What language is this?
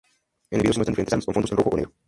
Spanish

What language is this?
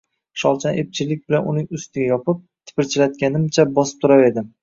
Uzbek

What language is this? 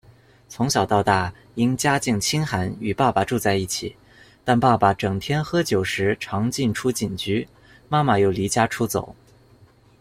Chinese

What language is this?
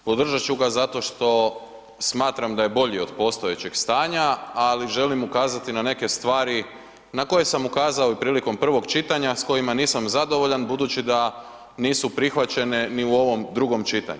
Croatian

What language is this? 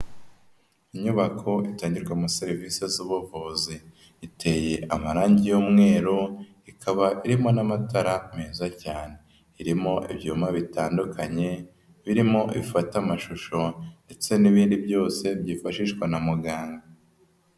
Kinyarwanda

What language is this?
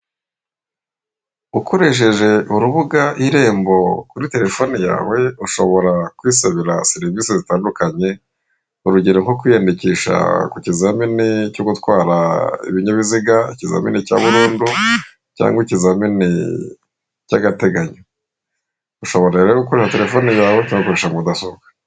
Kinyarwanda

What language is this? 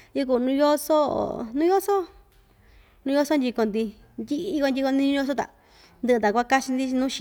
Ixtayutla Mixtec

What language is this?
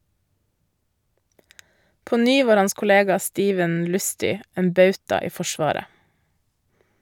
Norwegian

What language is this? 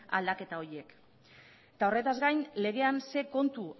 Basque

